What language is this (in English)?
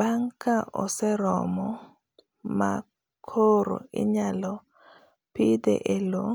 Luo (Kenya and Tanzania)